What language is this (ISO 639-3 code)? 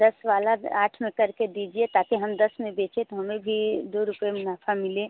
hin